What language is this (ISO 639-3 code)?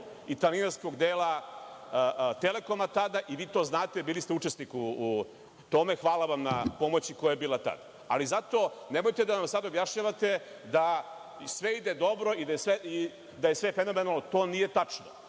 srp